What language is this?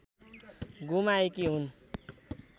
Nepali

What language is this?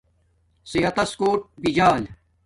Domaaki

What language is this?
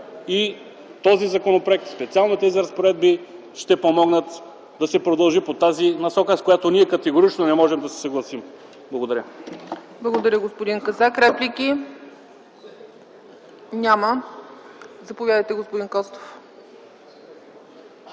Bulgarian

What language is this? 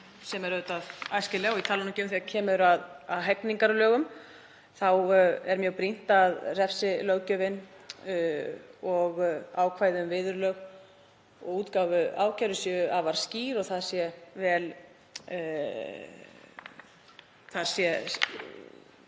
Icelandic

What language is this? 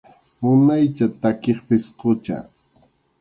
Arequipa-La Unión Quechua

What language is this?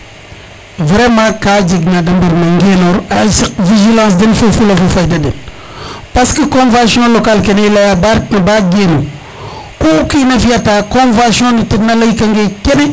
Serer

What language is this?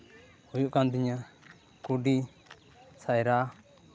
Santali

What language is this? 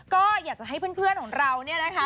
Thai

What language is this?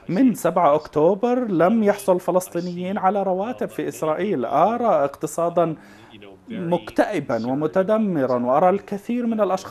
Arabic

